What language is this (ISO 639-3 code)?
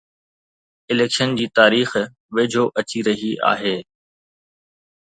snd